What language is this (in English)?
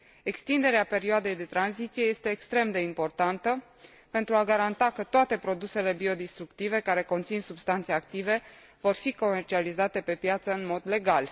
Romanian